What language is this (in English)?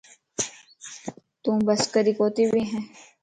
Lasi